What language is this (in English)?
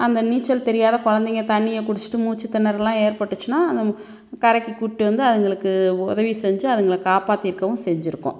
Tamil